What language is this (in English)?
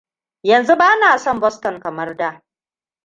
Hausa